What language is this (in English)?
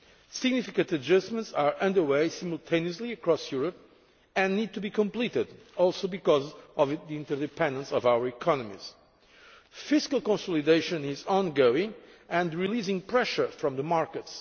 English